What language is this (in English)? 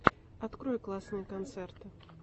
Russian